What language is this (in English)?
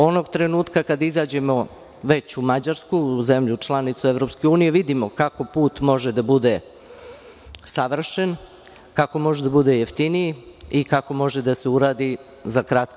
Serbian